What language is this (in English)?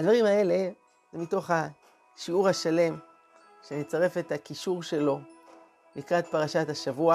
Hebrew